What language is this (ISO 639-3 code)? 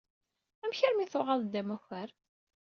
kab